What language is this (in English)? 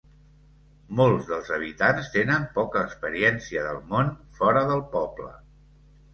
Catalan